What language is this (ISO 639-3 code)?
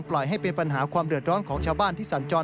tha